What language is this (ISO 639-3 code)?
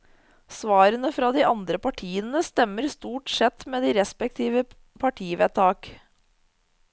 nor